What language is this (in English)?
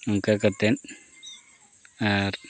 Santali